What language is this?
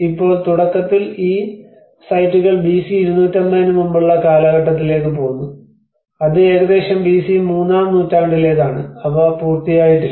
Malayalam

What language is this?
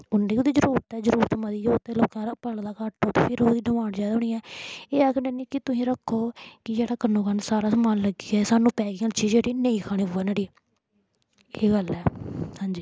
Dogri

